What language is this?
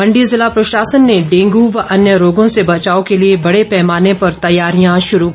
Hindi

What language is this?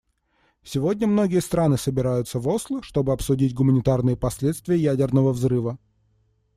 Russian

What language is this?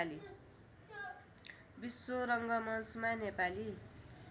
Nepali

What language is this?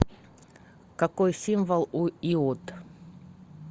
Russian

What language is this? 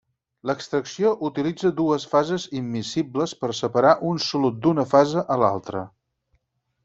Catalan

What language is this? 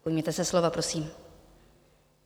Czech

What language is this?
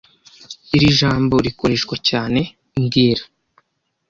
Kinyarwanda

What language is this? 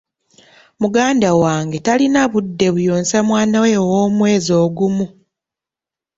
Ganda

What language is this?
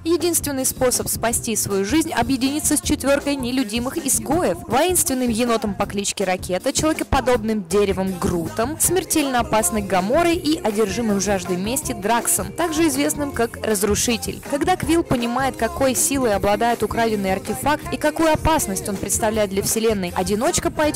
Russian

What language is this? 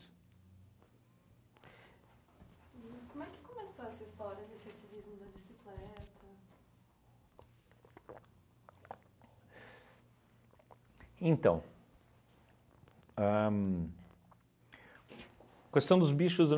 Portuguese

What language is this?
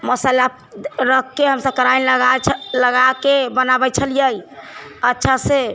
Maithili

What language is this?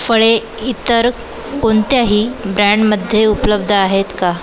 Marathi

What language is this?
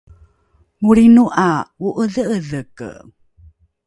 Rukai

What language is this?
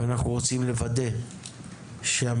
Hebrew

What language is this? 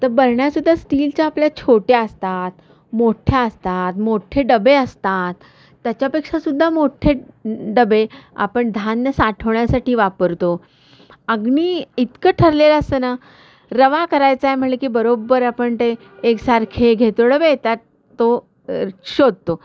Marathi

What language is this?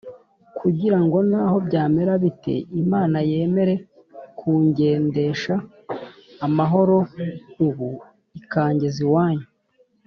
Kinyarwanda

